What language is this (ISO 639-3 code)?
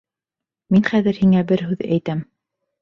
bak